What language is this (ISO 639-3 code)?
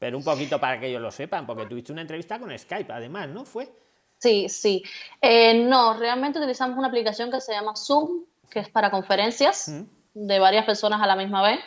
spa